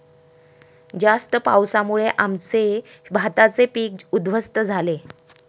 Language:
Marathi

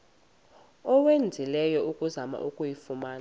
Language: Xhosa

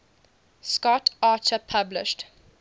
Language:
English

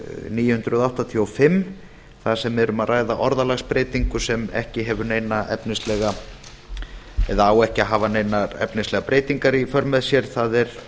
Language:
Icelandic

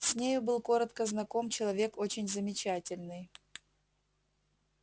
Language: Russian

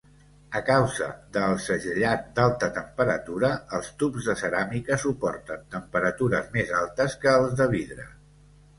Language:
Catalan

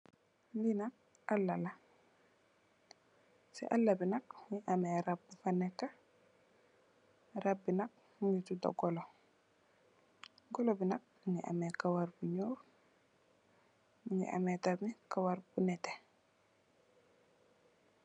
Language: Wolof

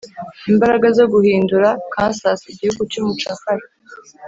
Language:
Kinyarwanda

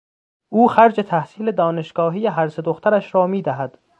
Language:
Persian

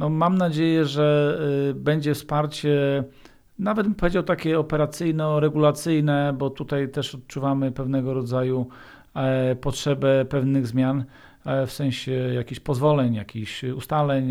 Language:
Polish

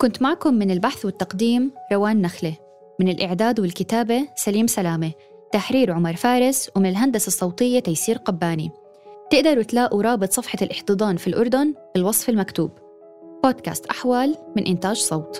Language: Arabic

